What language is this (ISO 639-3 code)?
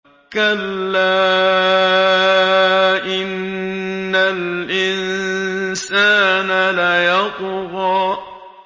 ara